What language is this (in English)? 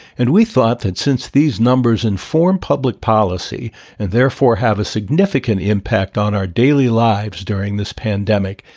English